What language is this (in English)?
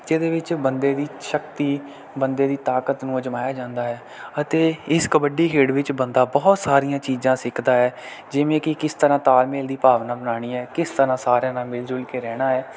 Punjabi